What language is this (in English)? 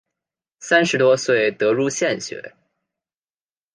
Chinese